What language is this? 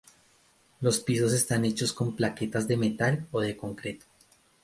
Spanish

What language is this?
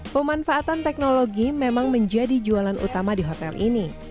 Indonesian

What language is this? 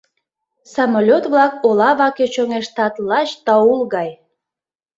Mari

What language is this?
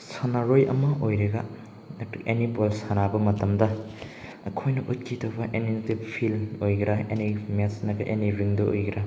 Manipuri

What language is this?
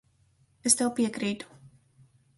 Latvian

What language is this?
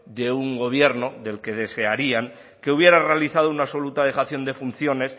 Spanish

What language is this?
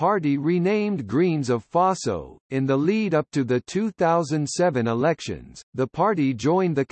English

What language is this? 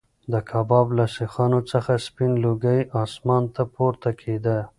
Pashto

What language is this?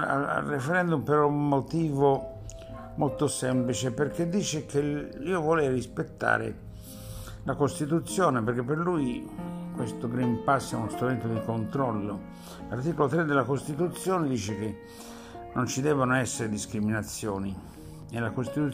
Italian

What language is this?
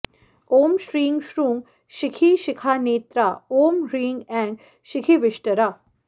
Sanskrit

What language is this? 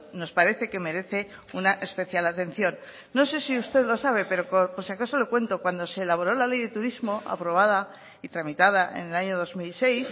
Spanish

